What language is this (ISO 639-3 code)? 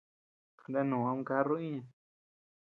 cux